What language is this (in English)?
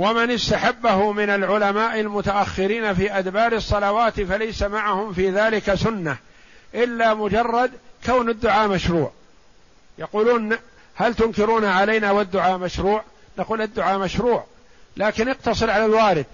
Arabic